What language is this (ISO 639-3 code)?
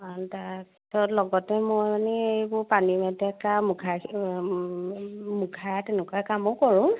asm